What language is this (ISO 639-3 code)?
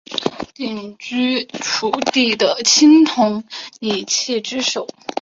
zho